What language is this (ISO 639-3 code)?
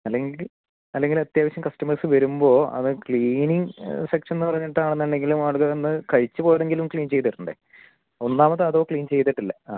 mal